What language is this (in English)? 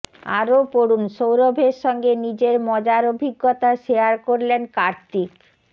Bangla